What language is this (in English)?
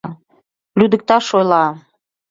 Mari